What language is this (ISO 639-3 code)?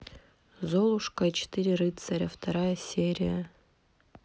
rus